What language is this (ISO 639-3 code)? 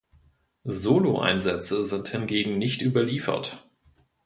deu